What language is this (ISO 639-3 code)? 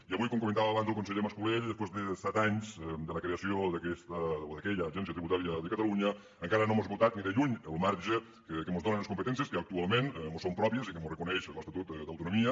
cat